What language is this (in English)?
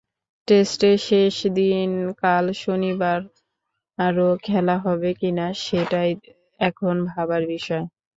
Bangla